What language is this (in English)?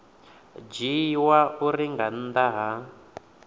Venda